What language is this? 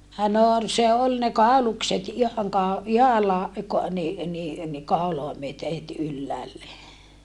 Finnish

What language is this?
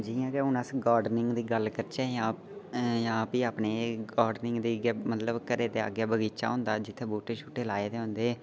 Dogri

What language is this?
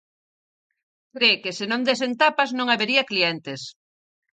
Galician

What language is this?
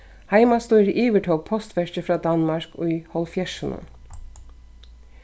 Faroese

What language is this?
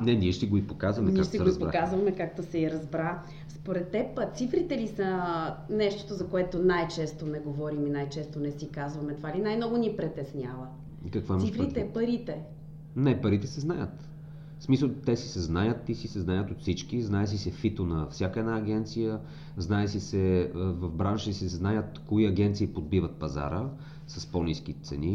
Bulgarian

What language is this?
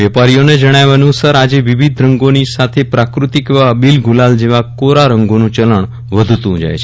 Gujarati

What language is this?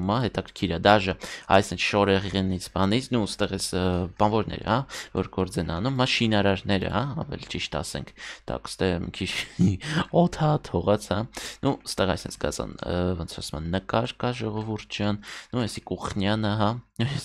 Romanian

